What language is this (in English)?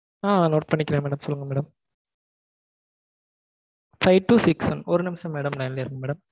Tamil